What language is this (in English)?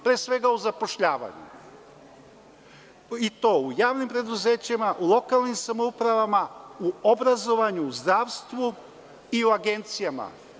Serbian